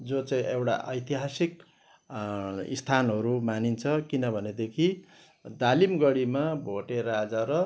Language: Nepali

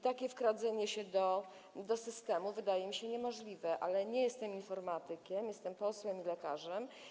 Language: Polish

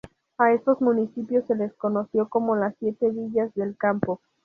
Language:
Spanish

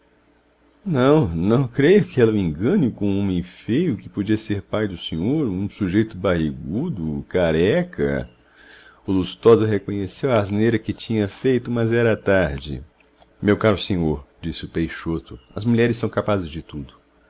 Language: Portuguese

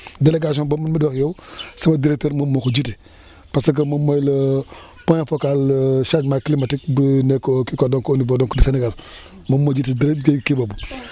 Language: Wolof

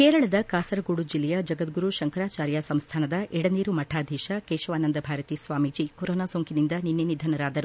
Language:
Kannada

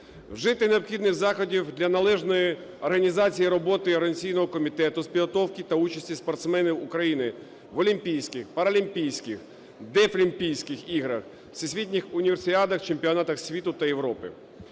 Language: Ukrainian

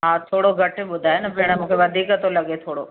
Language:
Sindhi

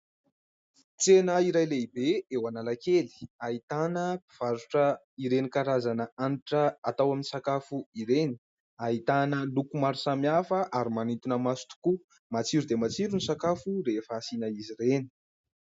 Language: Malagasy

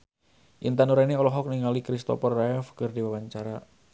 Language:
Sundanese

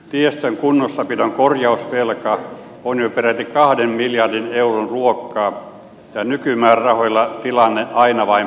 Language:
Finnish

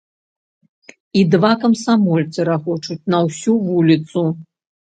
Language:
Belarusian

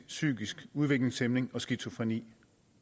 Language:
Danish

